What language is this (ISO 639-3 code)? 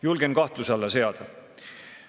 est